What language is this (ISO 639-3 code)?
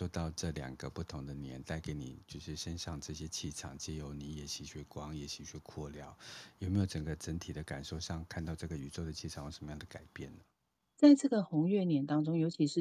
zho